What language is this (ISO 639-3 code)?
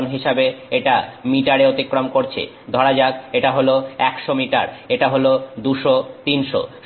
ben